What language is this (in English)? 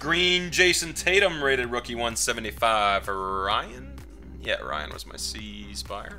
English